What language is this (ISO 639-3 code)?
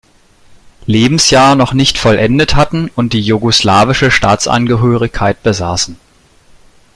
deu